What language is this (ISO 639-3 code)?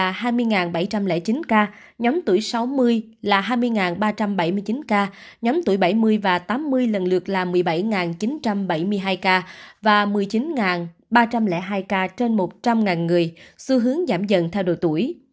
vie